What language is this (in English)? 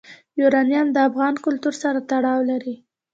Pashto